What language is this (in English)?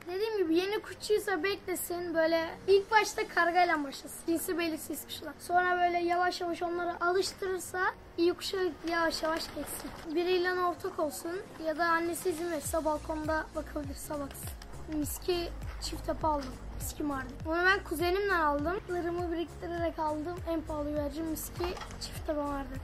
Turkish